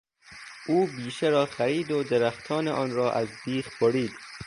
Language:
Persian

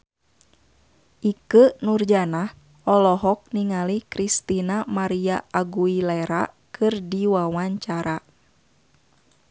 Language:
Sundanese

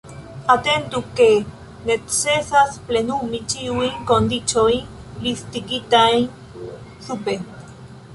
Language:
Esperanto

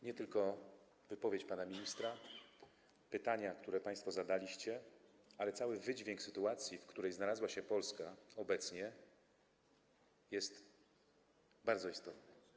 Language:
Polish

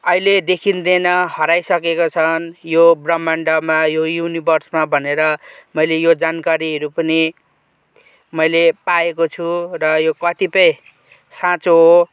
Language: Nepali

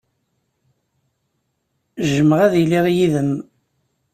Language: Kabyle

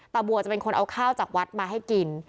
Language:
Thai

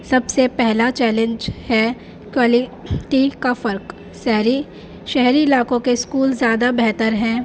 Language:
Urdu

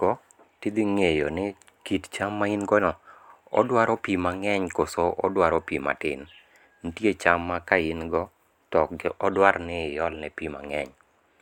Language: Luo (Kenya and Tanzania)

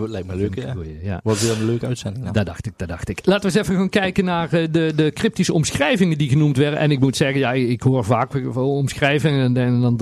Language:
Dutch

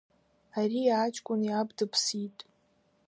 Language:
Abkhazian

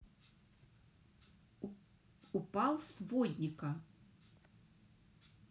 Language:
Russian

